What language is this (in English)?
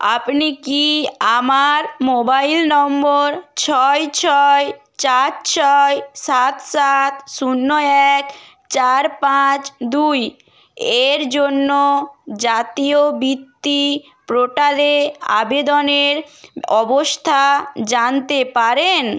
Bangla